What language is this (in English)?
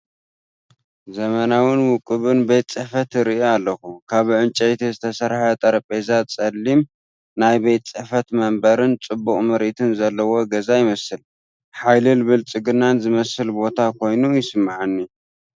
Tigrinya